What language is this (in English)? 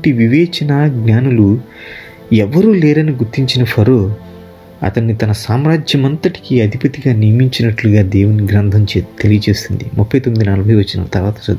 Telugu